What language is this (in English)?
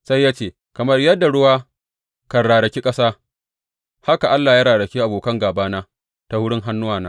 Hausa